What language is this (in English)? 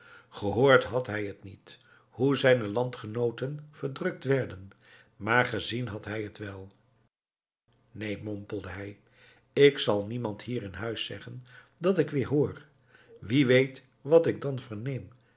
Dutch